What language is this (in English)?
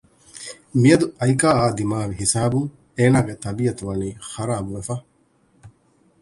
Divehi